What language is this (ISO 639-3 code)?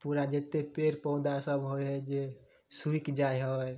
mai